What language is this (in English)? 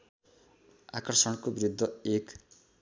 Nepali